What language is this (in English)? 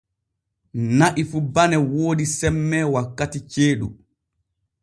Borgu Fulfulde